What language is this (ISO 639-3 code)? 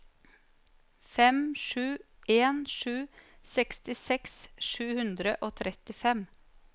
nor